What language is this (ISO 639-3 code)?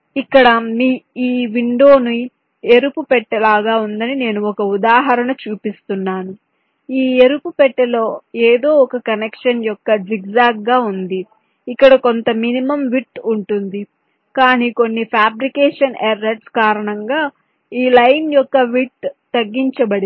tel